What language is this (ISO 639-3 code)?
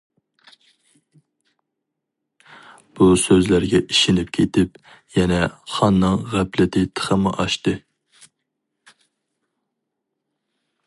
uig